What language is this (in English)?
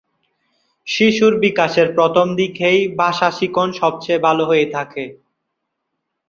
Bangla